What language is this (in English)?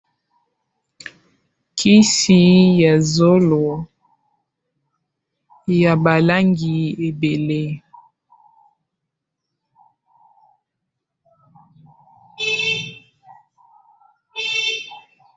Lingala